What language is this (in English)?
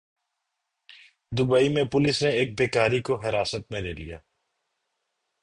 Urdu